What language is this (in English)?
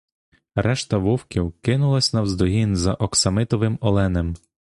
Ukrainian